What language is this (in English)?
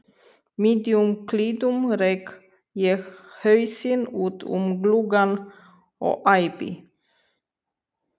Icelandic